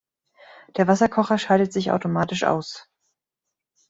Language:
German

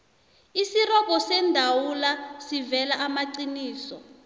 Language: South Ndebele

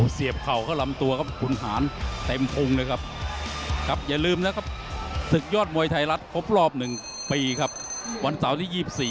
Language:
Thai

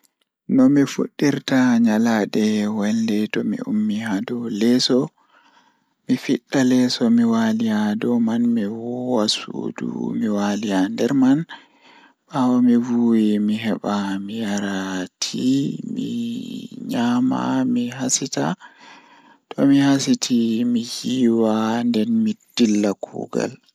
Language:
Fula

